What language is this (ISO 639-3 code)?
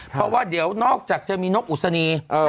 tha